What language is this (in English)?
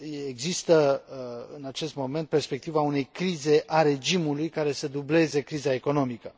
Romanian